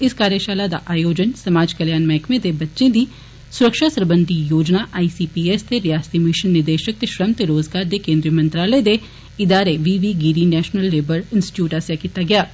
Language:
Dogri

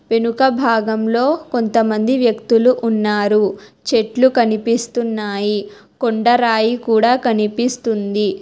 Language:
Telugu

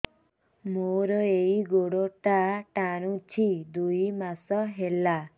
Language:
Odia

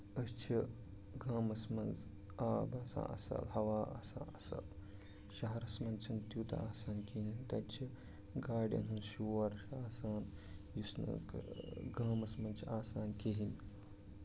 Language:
Kashmiri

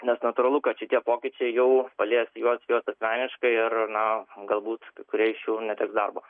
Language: Lithuanian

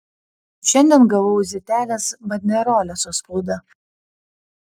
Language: Lithuanian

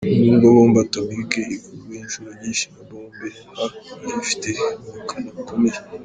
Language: Kinyarwanda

